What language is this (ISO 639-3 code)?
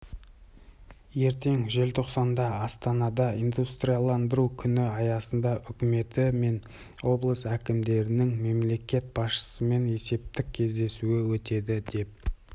kaz